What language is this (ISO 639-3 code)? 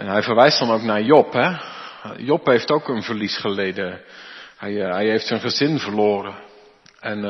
nld